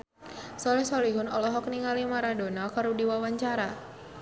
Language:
Sundanese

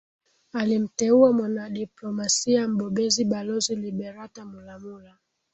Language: Swahili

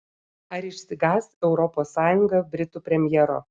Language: Lithuanian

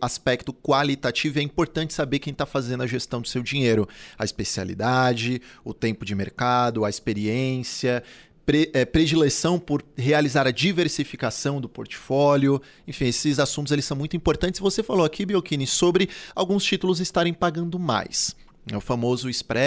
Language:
Portuguese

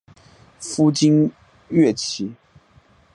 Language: Chinese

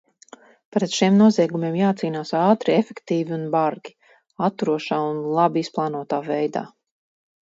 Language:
Latvian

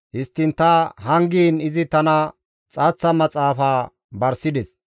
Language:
Gamo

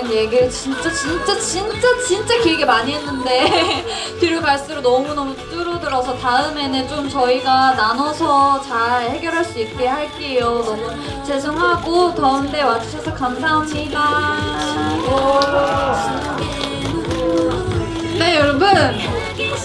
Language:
Korean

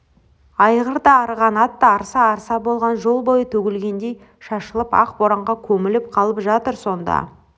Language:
Kazakh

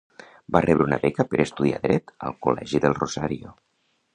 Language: Catalan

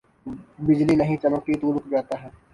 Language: Urdu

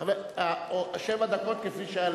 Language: Hebrew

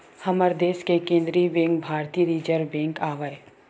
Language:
Chhattisgarhi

